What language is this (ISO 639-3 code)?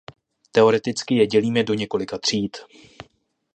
ces